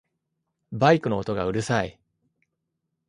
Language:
Japanese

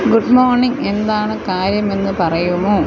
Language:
Malayalam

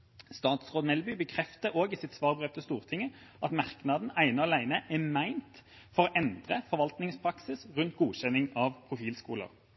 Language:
Norwegian Bokmål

